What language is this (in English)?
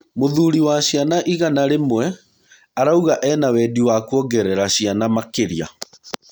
Kikuyu